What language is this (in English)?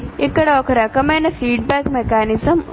Telugu